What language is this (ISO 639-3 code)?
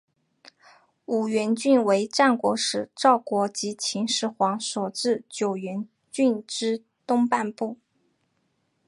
zho